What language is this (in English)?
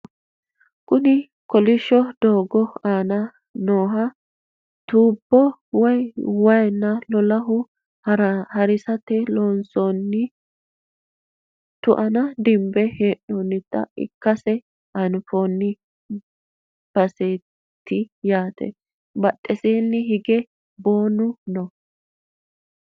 Sidamo